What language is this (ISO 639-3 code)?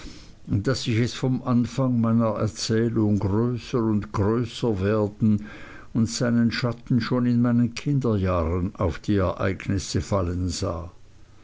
deu